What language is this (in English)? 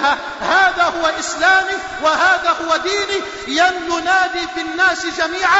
Arabic